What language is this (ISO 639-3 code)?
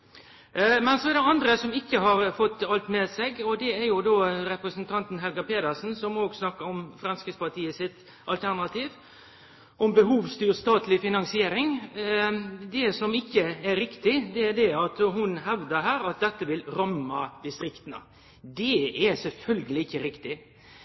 nno